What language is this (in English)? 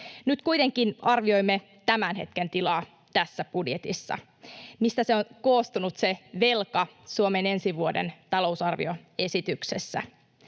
Finnish